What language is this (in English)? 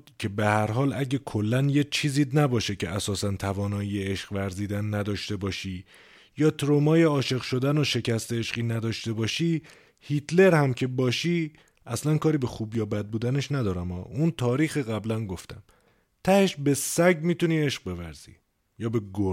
Persian